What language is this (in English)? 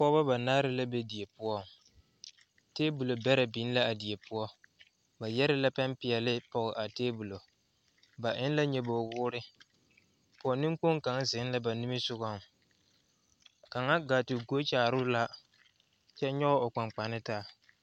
Southern Dagaare